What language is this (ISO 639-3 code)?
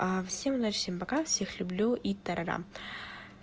rus